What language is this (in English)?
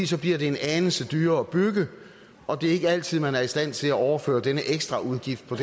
Danish